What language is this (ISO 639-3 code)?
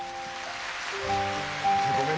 jpn